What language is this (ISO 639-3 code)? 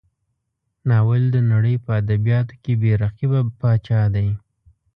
pus